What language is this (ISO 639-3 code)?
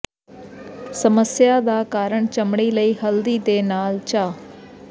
pan